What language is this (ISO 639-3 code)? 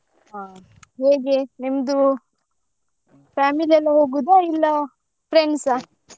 kan